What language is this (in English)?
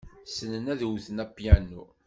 Kabyle